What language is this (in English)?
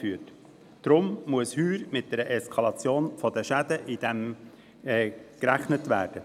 Swiss German